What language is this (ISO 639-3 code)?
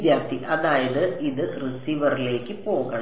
mal